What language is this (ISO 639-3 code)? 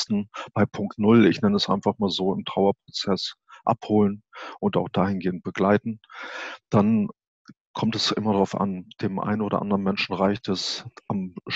deu